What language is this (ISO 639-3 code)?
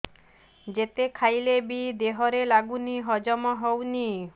ori